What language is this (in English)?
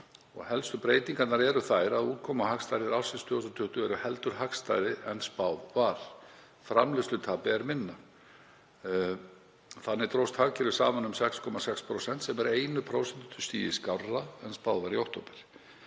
Icelandic